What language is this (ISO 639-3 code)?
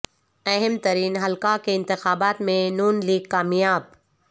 urd